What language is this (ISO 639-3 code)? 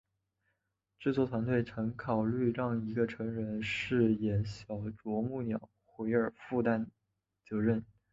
zho